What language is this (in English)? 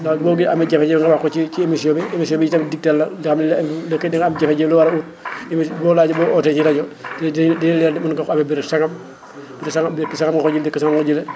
Wolof